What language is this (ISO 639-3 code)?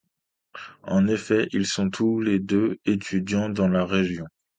fra